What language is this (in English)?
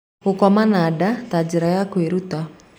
Kikuyu